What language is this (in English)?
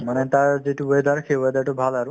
Assamese